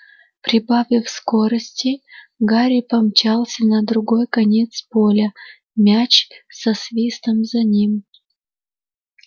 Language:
Russian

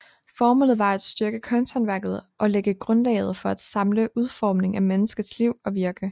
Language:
Danish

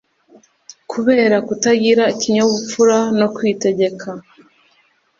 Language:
Kinyarwanda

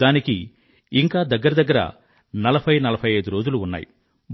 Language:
Telugu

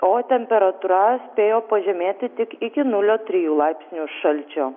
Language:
Lithuanian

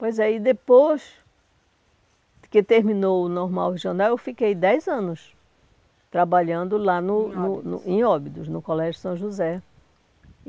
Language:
Portuguese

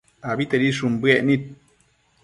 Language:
Matsés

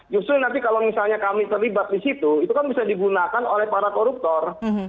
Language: Indonesian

